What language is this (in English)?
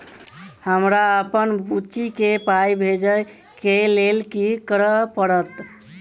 Maithili